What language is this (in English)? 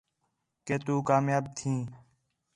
Khetrani